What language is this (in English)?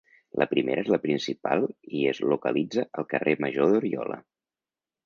Catalan